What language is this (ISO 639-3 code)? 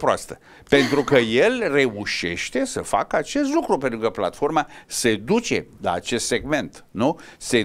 ron